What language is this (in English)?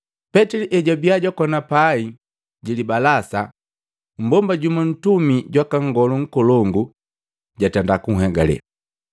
Matengo